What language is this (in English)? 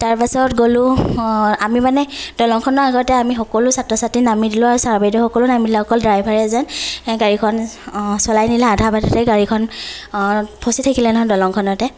Assamese